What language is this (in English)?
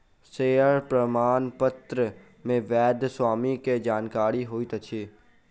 Maithili